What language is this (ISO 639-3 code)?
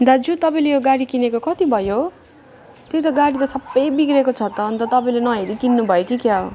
nep